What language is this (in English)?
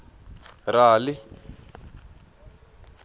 Tsonga